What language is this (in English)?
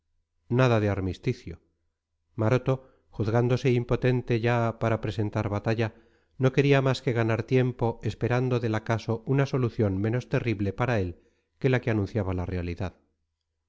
Spanish